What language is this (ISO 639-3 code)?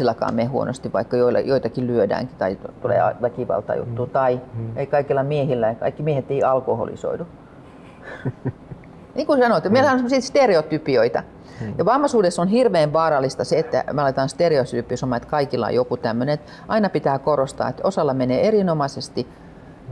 fin